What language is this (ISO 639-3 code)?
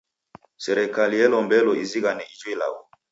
dav